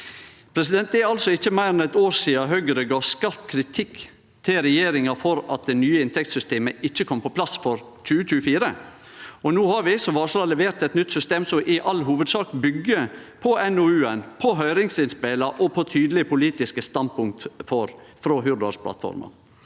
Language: Norwegian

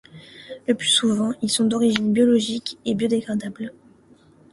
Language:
French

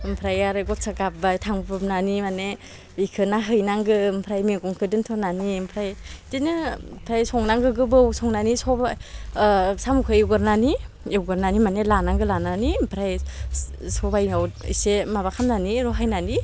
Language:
Bodo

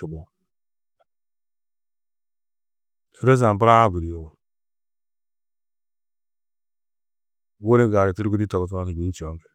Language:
Tedaga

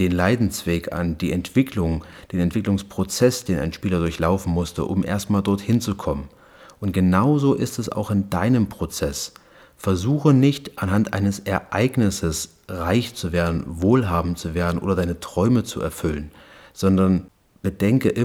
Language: German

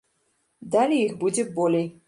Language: Belarusian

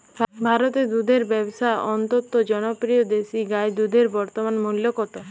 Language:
Bangla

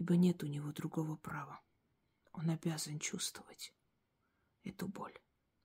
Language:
Russian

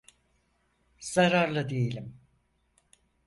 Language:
Turkish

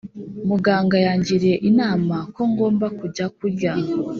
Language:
Kinyarwanda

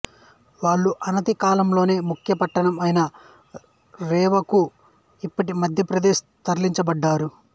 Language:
Telugu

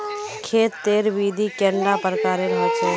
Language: Magahi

